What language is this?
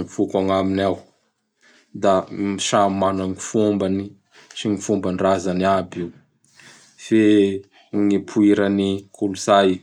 Bara Malagasy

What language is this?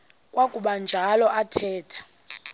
Xhosa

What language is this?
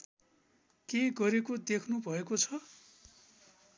Nepali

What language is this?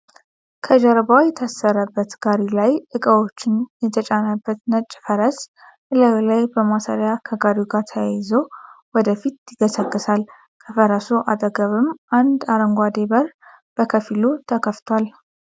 Amharic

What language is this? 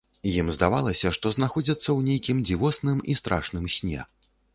Belarusian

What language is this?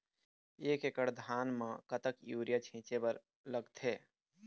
Chhattisgarhi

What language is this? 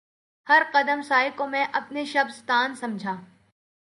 Urdu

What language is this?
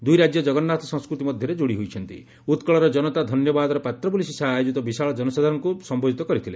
Odia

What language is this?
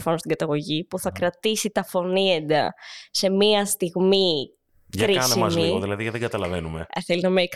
Greek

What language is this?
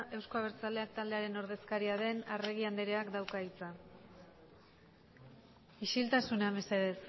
Basque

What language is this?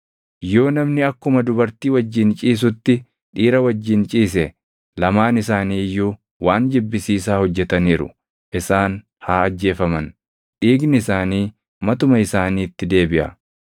Oromo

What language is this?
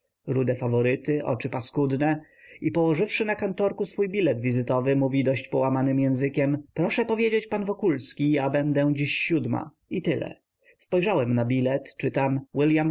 Polish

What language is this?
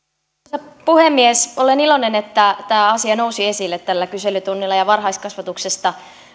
Finnish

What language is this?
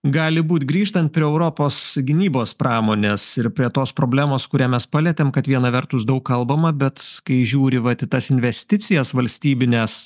Lithuanian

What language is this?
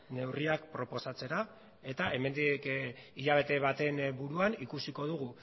Basque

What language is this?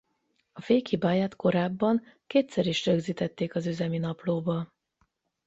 Hungarian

